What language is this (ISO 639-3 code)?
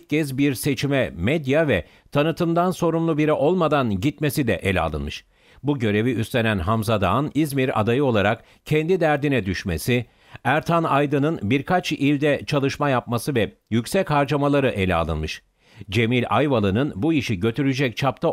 tur